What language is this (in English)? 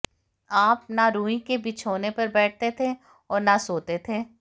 Hindi